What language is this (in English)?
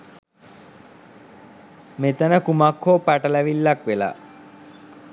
Sinhala